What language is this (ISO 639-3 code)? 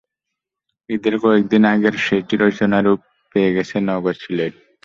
ben